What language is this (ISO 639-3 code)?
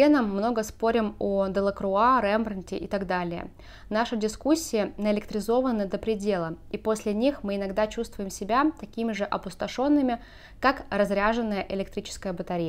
rus